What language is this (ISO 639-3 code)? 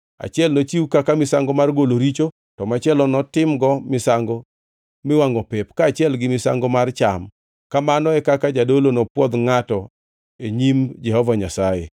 luo